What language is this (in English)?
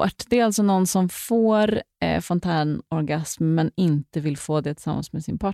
Swedish